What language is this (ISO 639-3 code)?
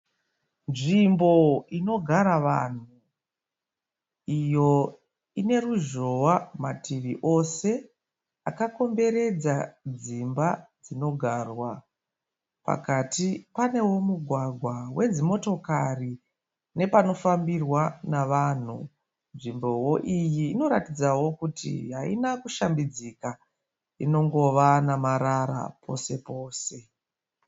sna